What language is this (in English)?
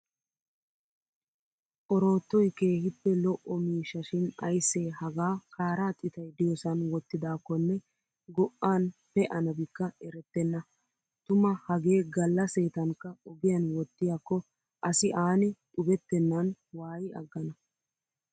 Wolaytta